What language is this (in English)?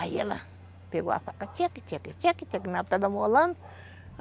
Portuguese